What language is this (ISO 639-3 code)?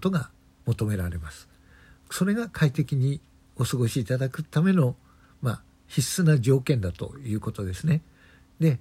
jpn